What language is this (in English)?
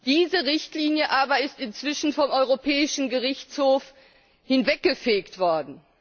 German